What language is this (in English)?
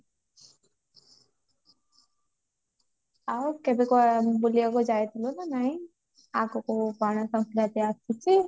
Odia